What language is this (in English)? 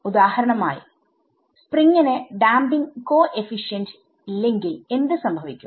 Malayalam